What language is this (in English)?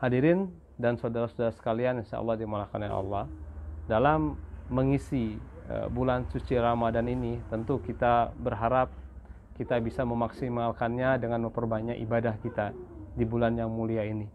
Indonesian